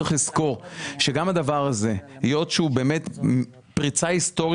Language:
Hebrew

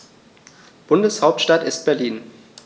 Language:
German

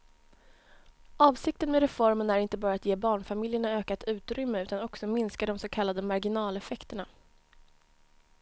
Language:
Swedish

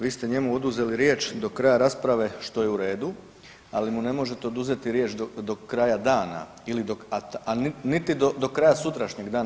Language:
Croatian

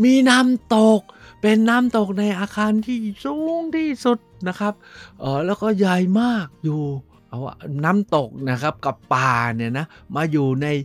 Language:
Thai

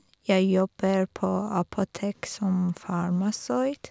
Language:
Norwegian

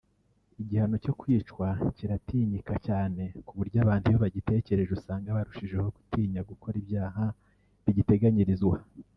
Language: Kinyarwanda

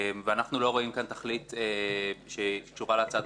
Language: Hebrew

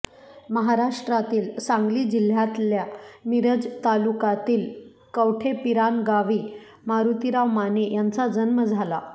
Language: Marathi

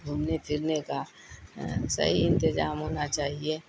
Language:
Urdu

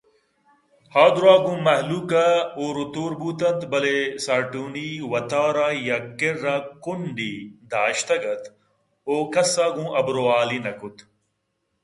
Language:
Eastern Balochi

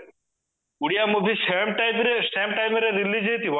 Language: Odia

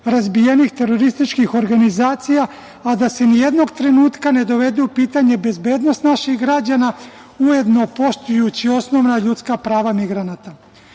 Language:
Serbian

